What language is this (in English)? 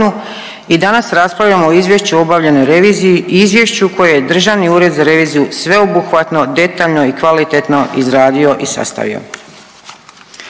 Croatian